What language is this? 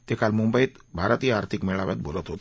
Marathi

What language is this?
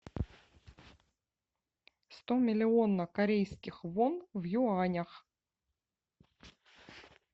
Russian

